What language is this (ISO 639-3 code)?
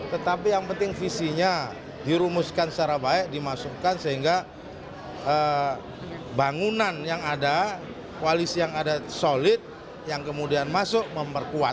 ind